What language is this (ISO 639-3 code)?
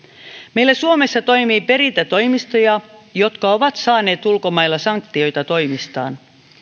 fin